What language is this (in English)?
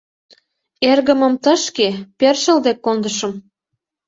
Mari